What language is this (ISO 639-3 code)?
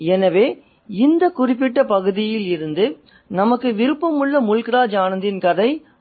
tam